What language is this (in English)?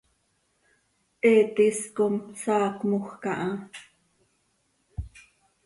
Seri